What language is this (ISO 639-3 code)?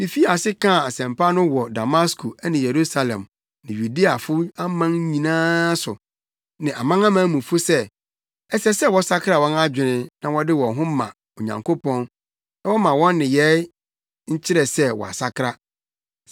aka